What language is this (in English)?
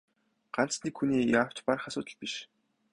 Mongolian